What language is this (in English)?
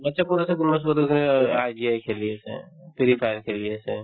Assamese